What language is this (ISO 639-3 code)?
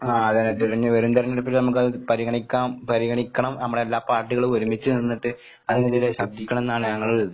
mal